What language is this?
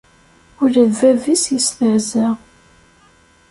Kabyle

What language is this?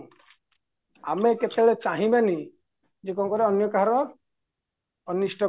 Odia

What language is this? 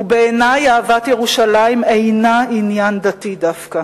Hebrew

